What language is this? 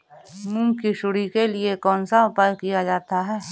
Hindi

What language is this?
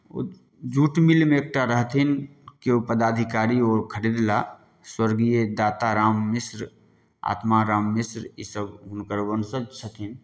Maithili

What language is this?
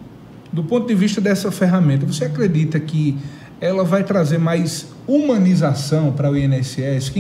Portuguese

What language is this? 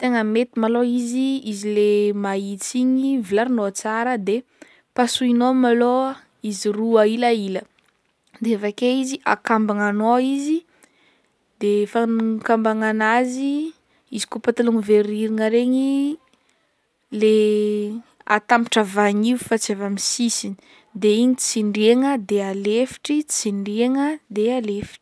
Northern Betsimisaraka Malagasy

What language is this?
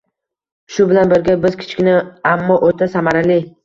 Uzbek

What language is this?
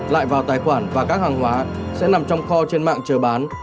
Vietnamese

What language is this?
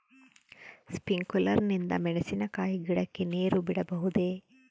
Kannada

